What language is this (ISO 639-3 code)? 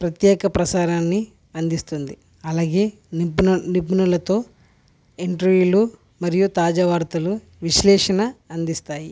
tel